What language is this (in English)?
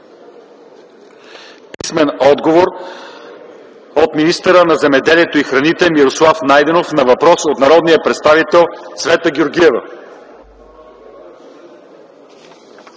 Bulgarian